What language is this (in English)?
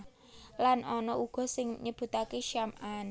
Javanese